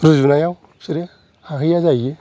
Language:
Bodo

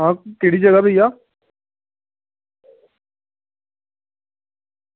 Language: Dogri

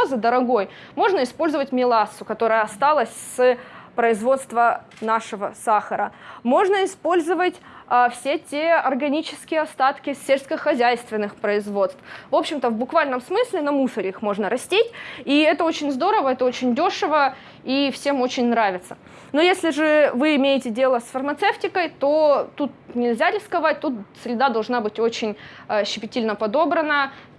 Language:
Russian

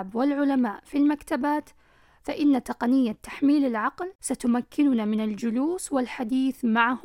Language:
Arabic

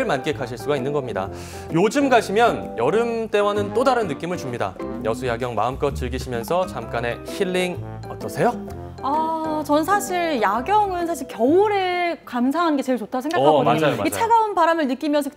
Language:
Korean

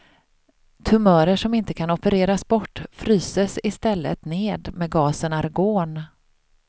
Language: Swedish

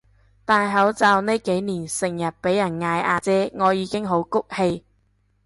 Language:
Cantonese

